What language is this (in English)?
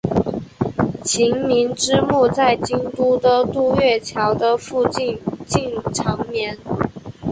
Chinese